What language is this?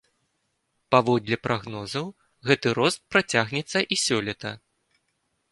Belarusian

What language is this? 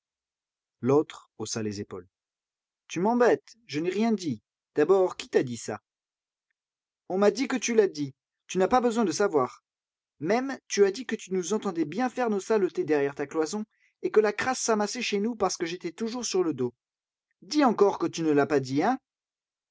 French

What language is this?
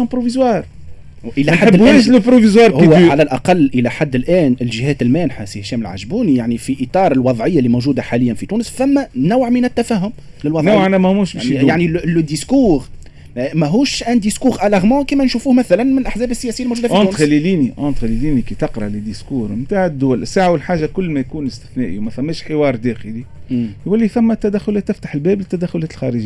Arabic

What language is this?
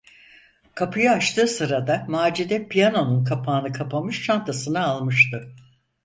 Turkish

